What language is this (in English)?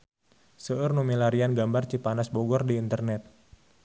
Sundanese